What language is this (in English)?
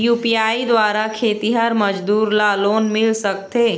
Chhattisgarhi